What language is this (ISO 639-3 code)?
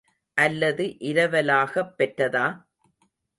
tam